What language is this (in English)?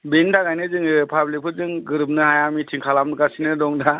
Bodo